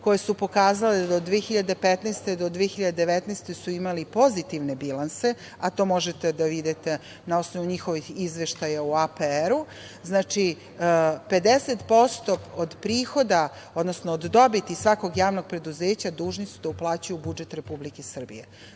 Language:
Serbian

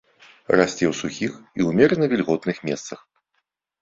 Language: Belarusian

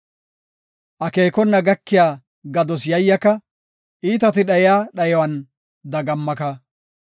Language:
Gofa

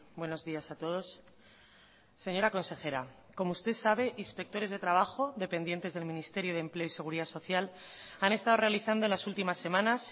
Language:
Spanish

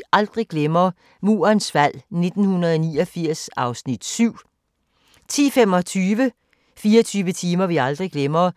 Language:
Danish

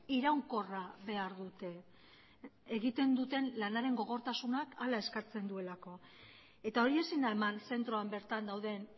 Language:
Basque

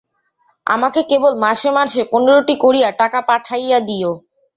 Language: Bangla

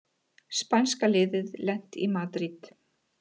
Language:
Icelandic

